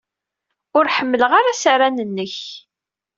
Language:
Kabyle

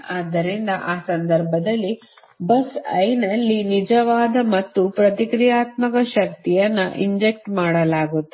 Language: Kannada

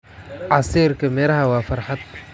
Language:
Somali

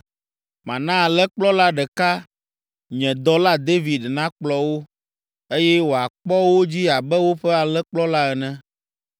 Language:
Ewe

